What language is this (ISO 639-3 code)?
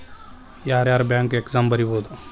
kan